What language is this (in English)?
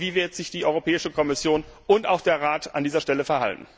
German